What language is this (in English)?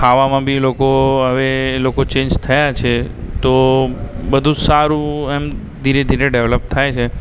Gujarati